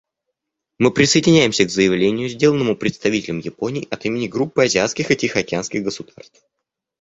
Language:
Russian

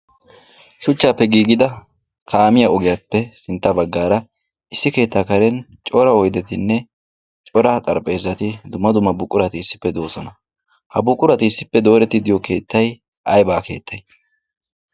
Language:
Wolaytta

